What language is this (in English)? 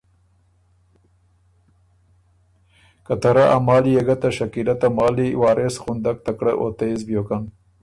Ormuri